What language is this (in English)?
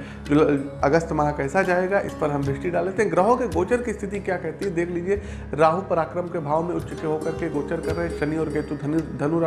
Hindi